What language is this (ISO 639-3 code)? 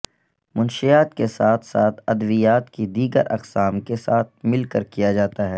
urd